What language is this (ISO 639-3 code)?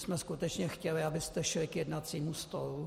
ces